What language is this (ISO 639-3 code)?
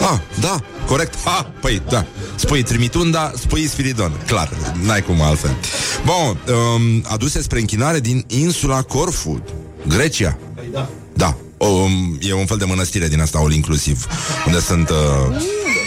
ron